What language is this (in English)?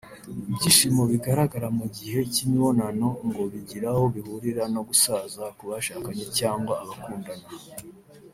Kinyarwanda